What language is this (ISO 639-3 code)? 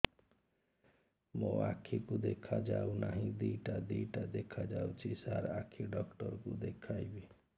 ori